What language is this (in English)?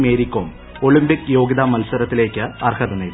Malayalam